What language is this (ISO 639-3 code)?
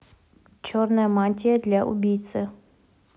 rus